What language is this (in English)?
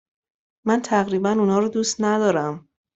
Persian